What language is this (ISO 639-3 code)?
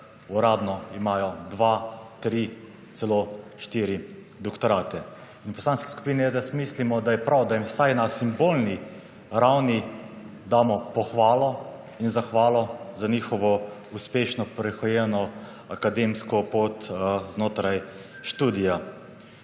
slv